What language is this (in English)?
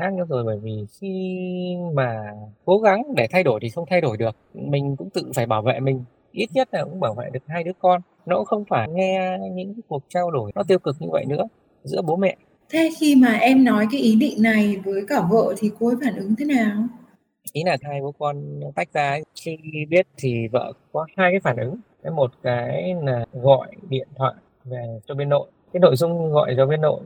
Vietnamese